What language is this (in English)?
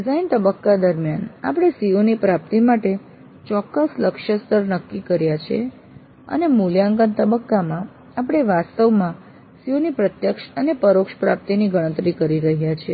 Gujarati